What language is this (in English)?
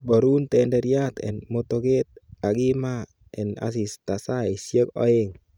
Kalenjin